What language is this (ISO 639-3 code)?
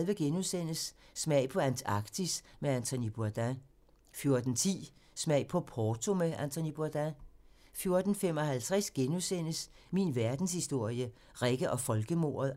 dan